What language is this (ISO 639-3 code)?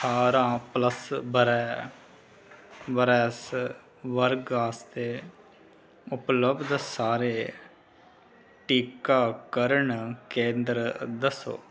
doi